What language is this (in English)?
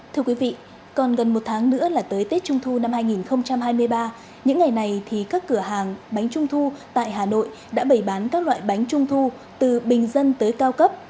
Vietnamese